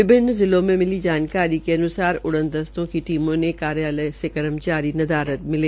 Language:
Hindi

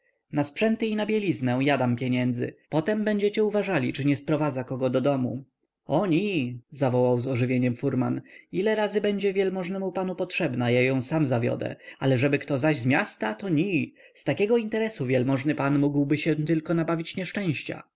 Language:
Polish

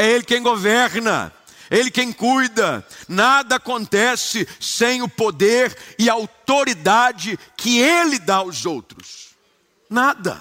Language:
Portuguese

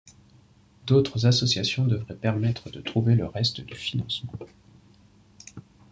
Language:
French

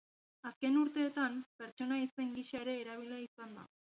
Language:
Basque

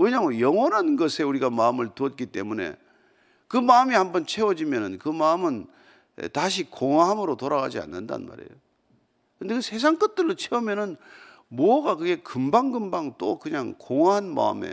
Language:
Korean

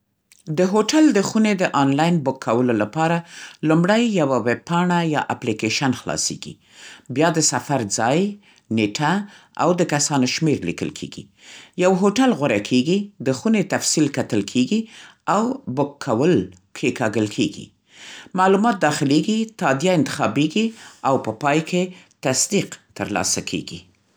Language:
Central Pashto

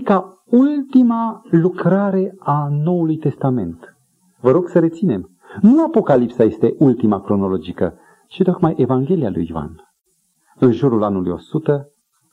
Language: Romanian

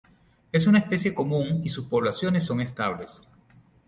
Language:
Spanish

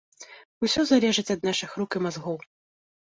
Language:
Belarusian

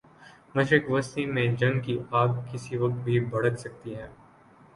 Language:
Urdu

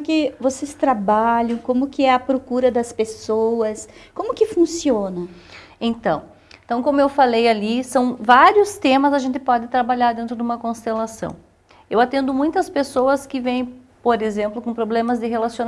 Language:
Portuguese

